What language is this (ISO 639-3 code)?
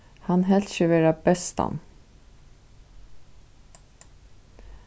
fao